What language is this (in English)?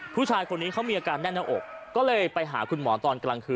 Thai